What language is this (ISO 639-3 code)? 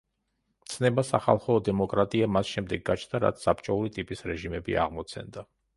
kat